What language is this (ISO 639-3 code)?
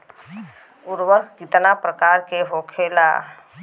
bho